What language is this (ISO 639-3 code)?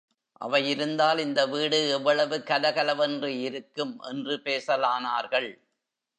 tam